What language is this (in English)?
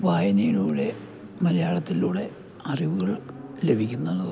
Malayalam